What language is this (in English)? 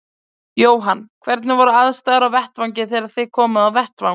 Icelandic